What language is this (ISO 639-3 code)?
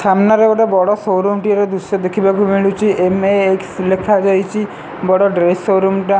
ori